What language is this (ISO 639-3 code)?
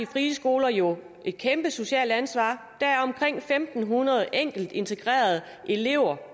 dan